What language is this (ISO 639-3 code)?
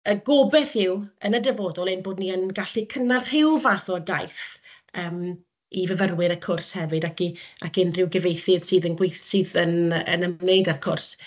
cym